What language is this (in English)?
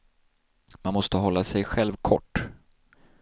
Swedish